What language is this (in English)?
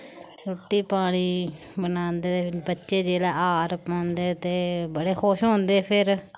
Dogri